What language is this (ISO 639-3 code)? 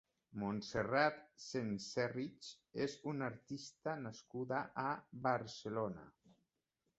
cat